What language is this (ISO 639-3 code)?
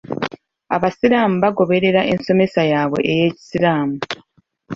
lug